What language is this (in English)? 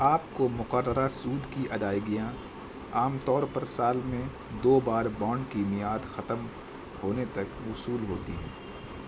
Urdu